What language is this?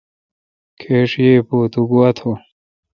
Kalkoti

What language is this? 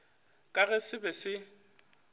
Northern Sotho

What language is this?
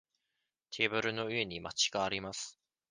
Japanese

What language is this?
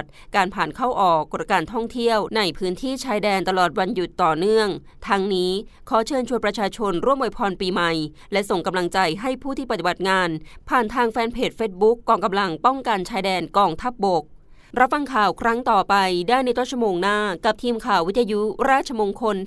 Thai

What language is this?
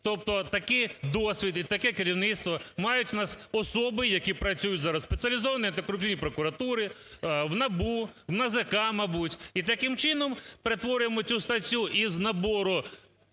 Ukrainian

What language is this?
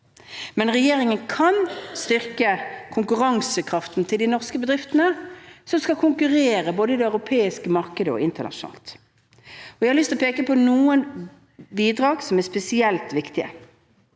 Norwegian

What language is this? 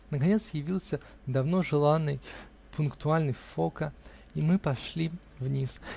Russian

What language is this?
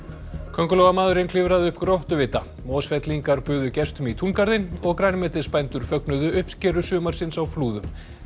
Icelandic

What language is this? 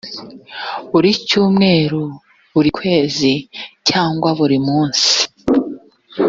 Kinyarwanda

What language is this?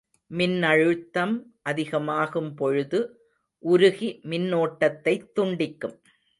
Tamil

